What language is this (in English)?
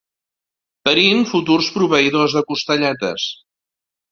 Catalan